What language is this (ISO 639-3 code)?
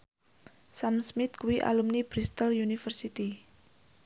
jav